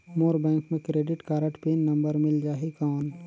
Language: Chhattisgarhi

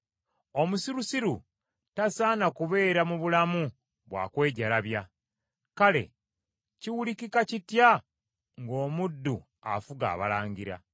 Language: Ganda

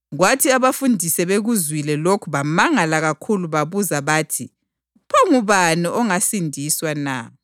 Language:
North Ndebele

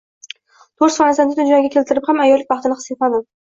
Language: Uzbek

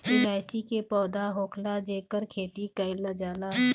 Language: Bhojpuri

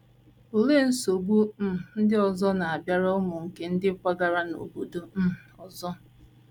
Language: Igbo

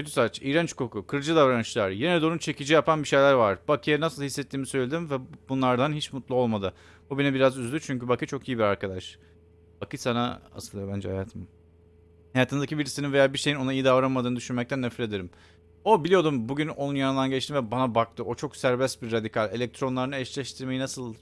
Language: Turkish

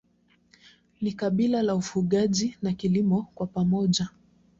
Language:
Swahili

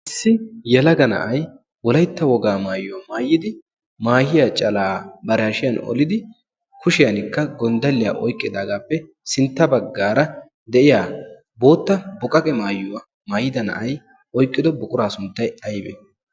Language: Wolaytta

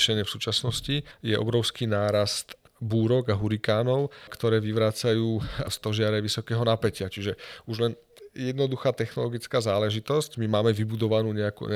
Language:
Slovak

